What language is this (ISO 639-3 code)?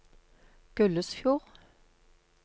nor